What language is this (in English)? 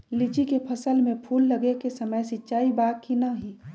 Magahi